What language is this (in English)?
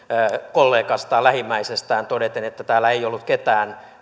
Finnish